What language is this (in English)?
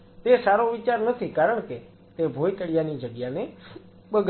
Gujarati